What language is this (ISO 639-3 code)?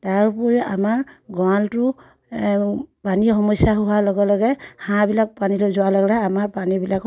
asm